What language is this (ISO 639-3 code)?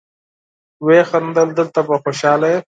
pus